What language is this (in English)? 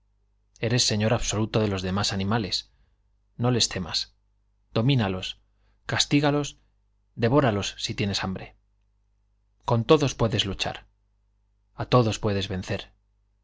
Spanish